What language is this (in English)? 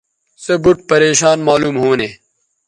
Bateri